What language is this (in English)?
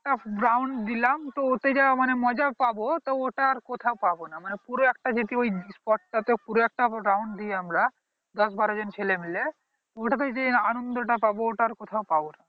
Bangla